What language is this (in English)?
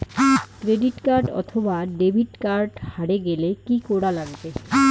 Bangla